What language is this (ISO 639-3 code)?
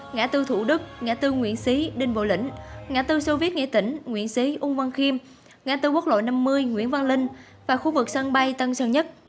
vie